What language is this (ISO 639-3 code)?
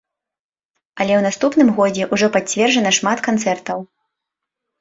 bel